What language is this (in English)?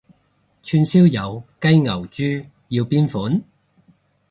Cantonese